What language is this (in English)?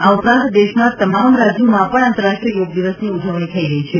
Gujarati